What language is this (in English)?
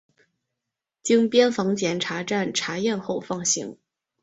Chinese